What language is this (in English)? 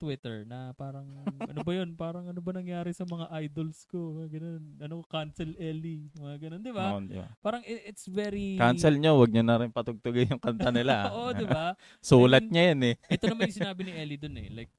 Filipino